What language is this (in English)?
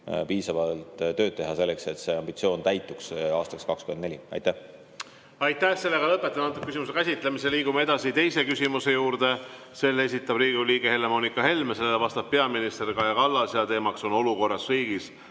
Estonian